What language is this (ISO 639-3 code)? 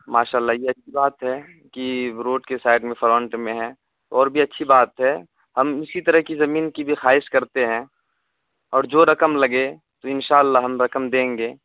urd